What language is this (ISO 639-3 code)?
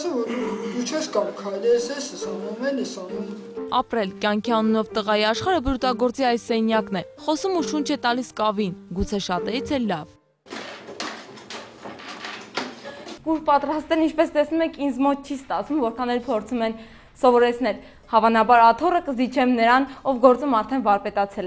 ron